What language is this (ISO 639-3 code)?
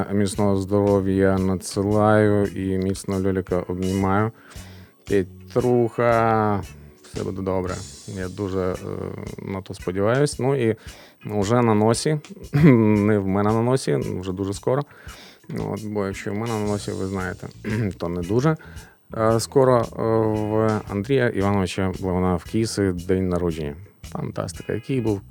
ukr